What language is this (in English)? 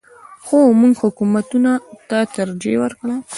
Pashto